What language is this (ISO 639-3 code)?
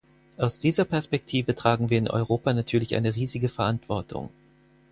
deu